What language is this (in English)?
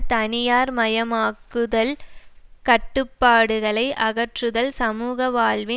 Tamil